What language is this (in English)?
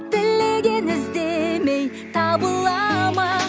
Kazakh